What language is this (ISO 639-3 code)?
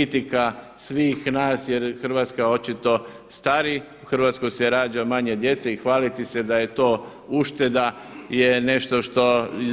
hrv